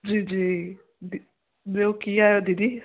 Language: Sindhi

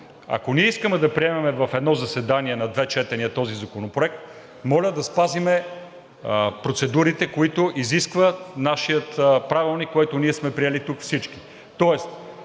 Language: Bulgarian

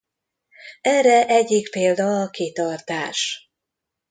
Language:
Hungarian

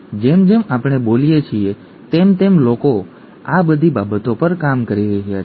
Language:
Gujarati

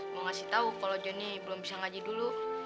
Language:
Indonesian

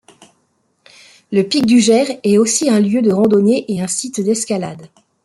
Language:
French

